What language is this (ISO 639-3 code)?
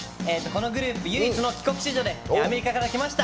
jpn